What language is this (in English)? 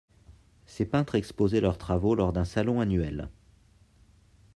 French